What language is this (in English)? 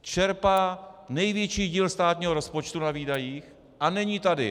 Czech